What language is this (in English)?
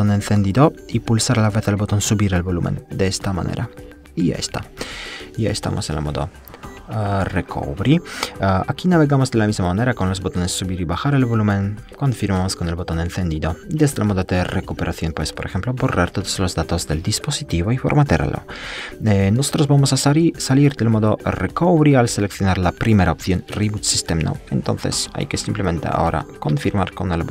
Spanish